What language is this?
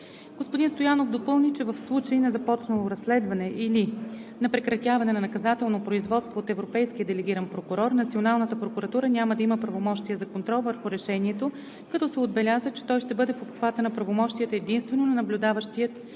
Bulgarian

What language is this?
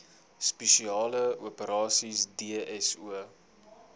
Afrikaans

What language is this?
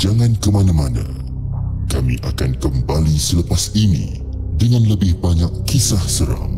Malay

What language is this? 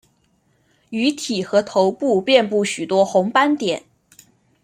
Chinese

